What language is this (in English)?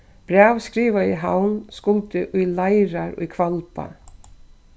Faroese